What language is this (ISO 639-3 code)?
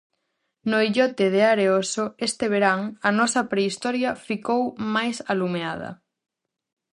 glg